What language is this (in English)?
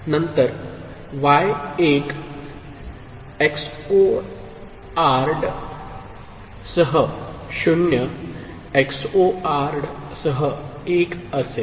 Marathi